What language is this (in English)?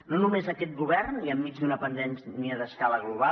Catalan